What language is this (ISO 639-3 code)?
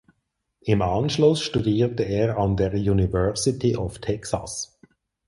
deu